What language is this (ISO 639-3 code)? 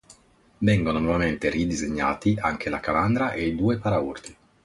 ita